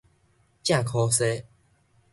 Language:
Min Nan Chinese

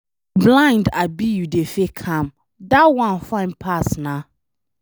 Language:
Nigerian Pidgin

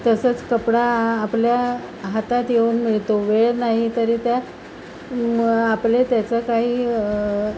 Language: Marathi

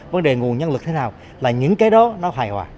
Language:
Vietnamese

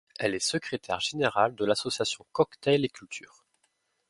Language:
French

